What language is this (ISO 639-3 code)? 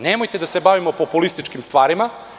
srp